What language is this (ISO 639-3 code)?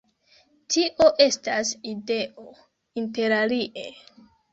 epo